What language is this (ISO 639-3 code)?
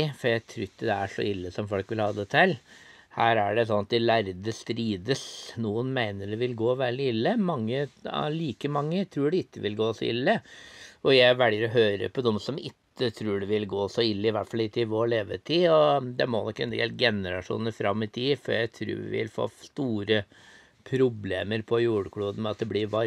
nor